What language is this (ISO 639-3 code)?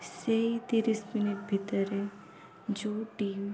ori